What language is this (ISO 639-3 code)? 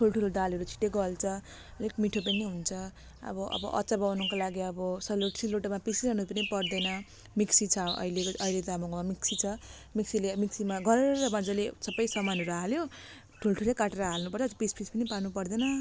nep